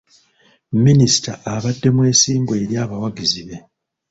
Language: Ganda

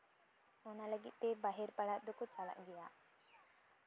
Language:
Santali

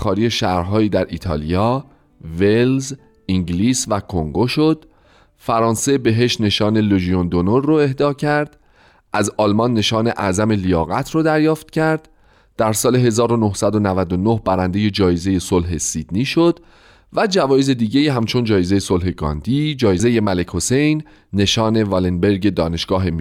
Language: Persian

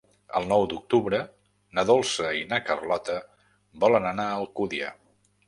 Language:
Catalan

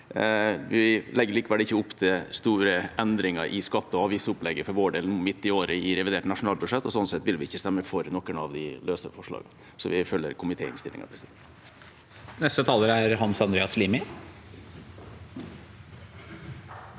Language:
Norwegian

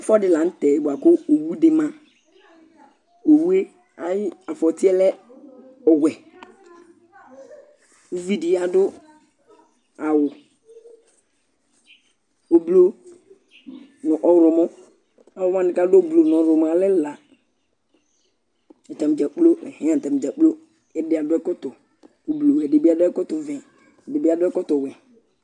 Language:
Ikposo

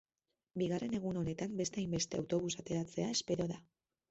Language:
Basque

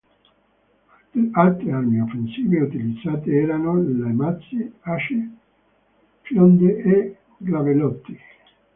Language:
Italian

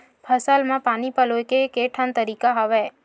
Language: Chhattisgarhi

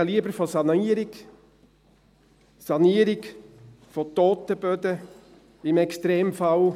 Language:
Swiss German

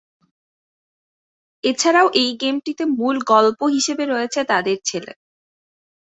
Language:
Bangla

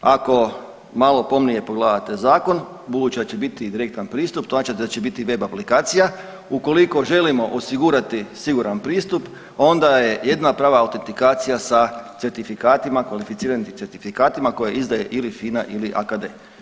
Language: Croatian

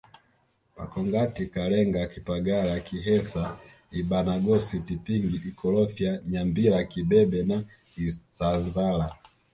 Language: Swahili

